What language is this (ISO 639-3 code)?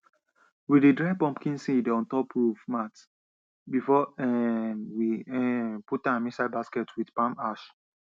pcm